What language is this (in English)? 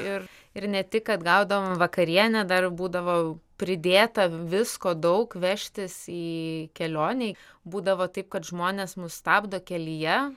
Lithuanian